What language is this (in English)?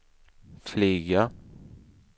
Swedish